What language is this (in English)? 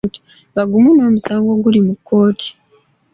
Ganda